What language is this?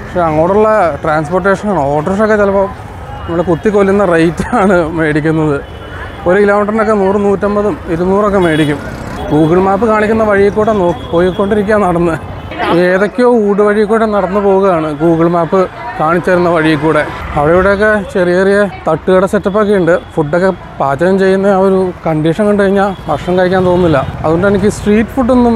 Malayalam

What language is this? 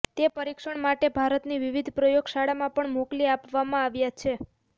Gujarati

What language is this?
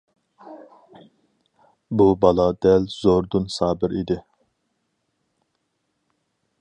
Uyghur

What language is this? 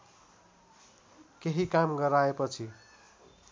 Nepali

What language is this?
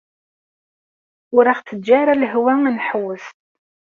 Kabyle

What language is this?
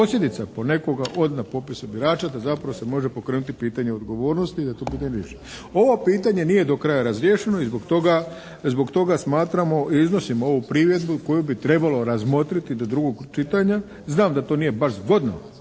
Croatian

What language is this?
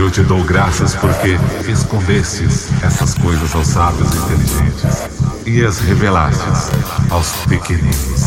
Portuguese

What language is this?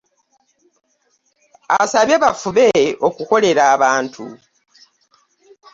Ganda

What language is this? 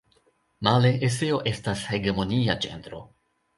Esperanto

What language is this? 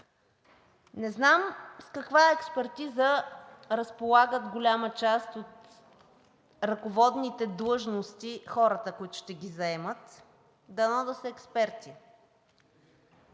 Bulgarian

